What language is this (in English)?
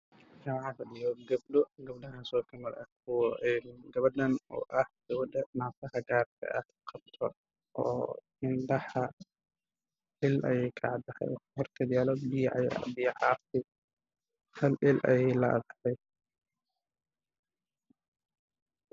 Somali